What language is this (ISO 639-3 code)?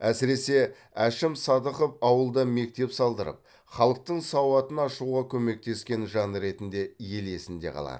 kaz